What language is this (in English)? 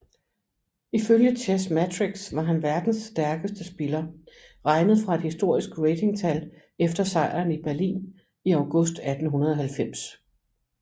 Danish